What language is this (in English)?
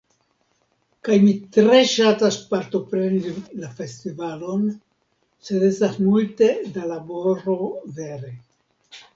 Esperanto